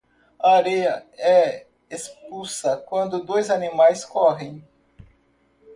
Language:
Portuguese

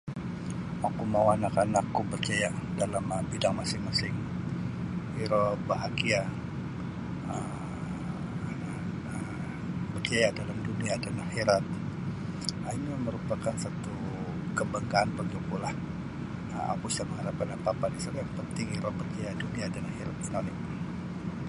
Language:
Sabah Bisaya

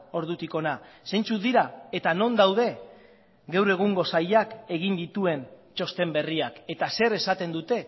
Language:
Basque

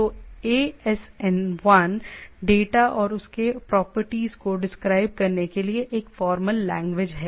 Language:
Hindi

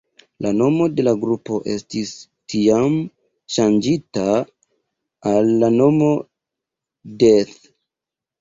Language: Esperanto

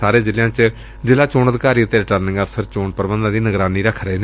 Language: Punjabi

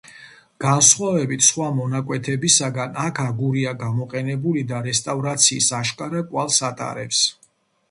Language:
Georgian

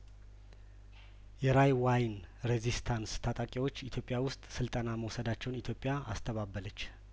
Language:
Amharic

